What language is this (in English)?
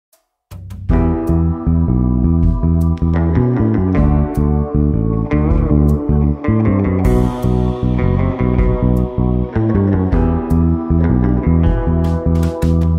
Korean